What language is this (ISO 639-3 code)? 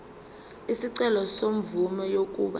zul